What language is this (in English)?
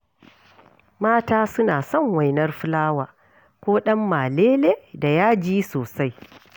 Hausa